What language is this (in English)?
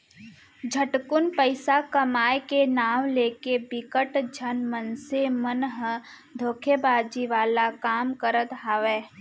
Chhattisgarhi